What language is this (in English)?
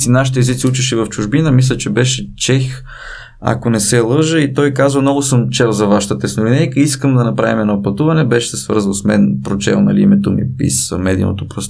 Bulgarian